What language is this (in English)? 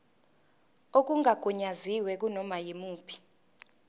Zulu